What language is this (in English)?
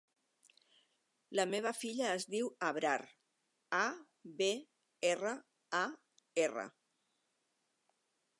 Catalan